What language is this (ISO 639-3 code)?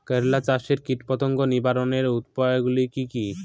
ben